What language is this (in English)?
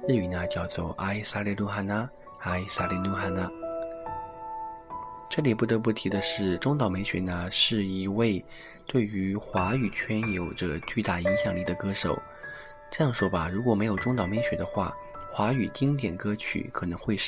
Chinese